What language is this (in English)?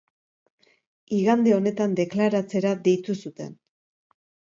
Basque